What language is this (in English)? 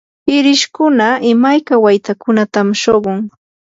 Yanahuanca Pasco Quechua